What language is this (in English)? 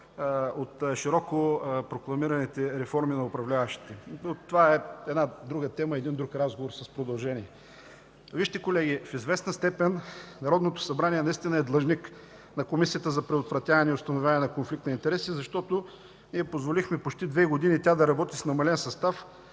Bulgarian